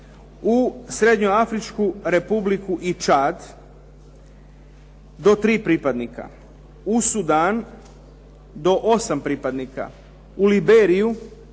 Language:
Croatian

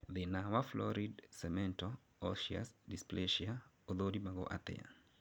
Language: Kikuyu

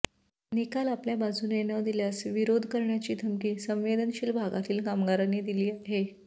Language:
Marathi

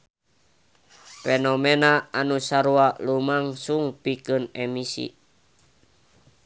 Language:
Sundanese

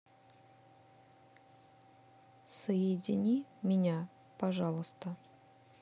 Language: Russian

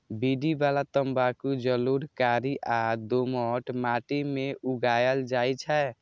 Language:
Maithili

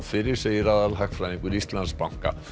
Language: Icelandic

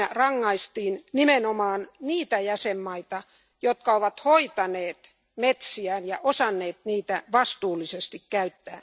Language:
Finnish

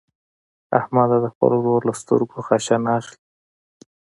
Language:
Pashto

